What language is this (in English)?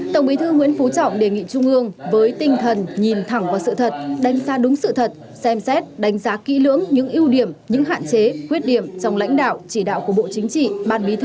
Vietnamese